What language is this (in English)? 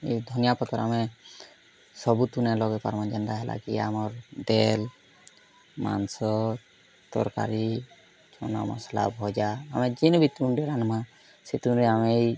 Odia